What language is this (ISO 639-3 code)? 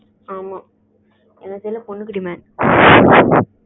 tam